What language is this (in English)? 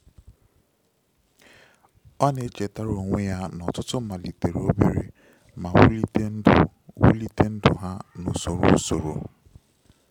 Igbo